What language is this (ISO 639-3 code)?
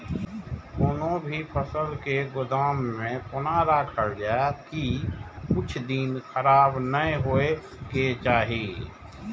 mai